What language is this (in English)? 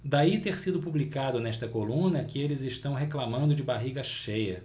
Portuguese